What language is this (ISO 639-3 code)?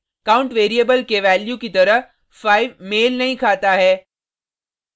hin